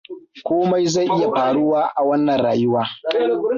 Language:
Hausa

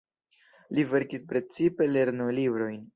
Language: Esperanto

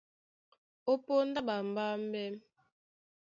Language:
Duala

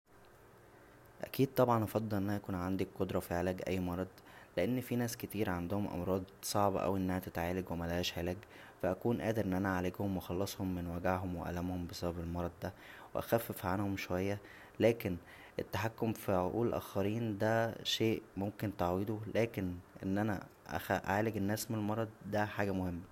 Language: Egyptian Arabic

